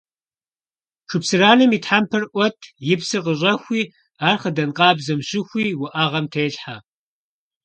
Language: Kabardian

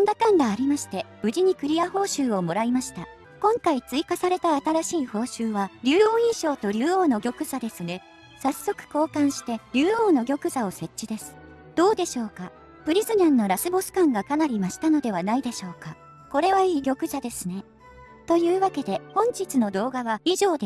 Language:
Japanese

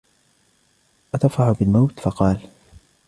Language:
Arabic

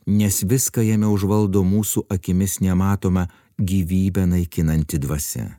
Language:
Lithuanian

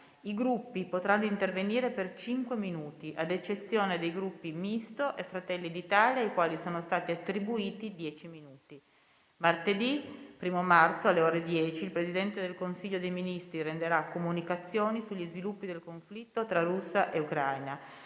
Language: Italian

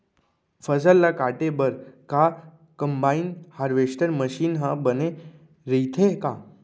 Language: Chhattisgarhi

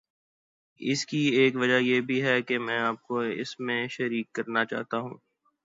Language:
Urdu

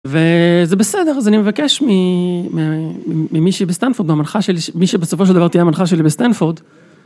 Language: Hebrew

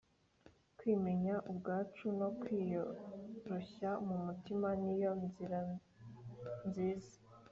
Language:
Kinyarwanda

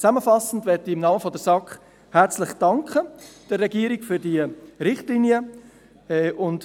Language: Swiss German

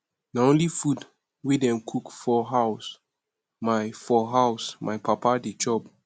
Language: Nigerian Pidgin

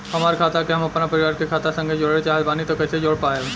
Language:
Bhojpuri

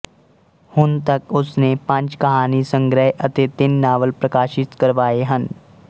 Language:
Punjabi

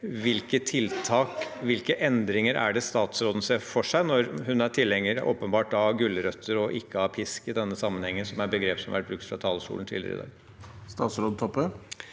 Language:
Norwegian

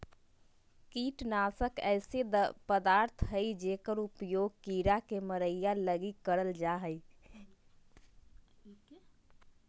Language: Magahi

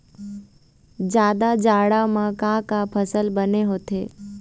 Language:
Chhattisgarhi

